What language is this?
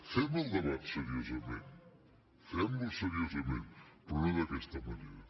Catalan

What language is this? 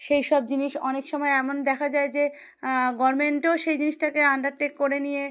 Bangla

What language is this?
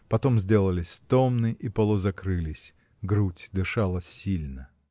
Russian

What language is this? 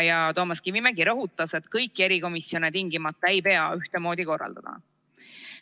Estonian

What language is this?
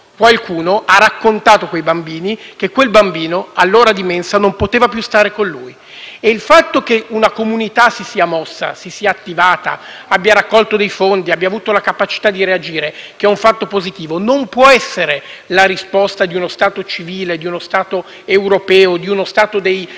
Italian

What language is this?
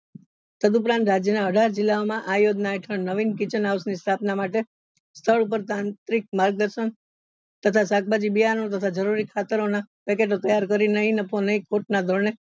Gujarati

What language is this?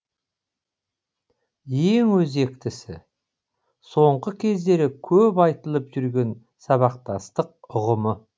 Kazakh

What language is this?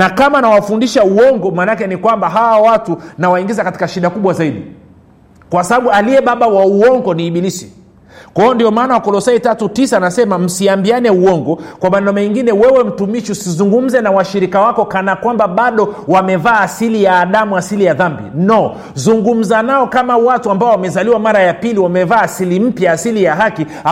Swahili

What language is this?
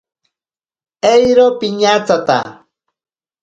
Ashéninka Perené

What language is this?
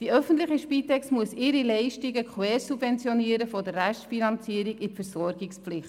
Swiss German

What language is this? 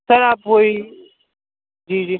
Urdu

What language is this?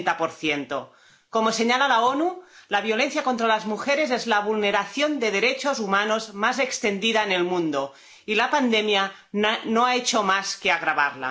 Spanish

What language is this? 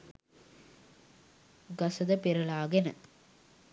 Sinhala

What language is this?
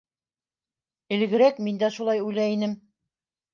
Bashkir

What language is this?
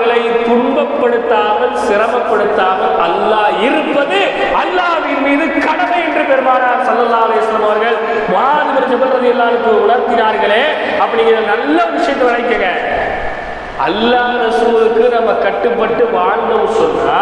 Tamil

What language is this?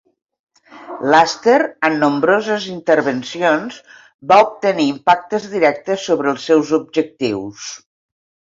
Catalan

